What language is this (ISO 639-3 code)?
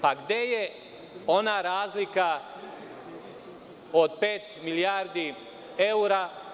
srp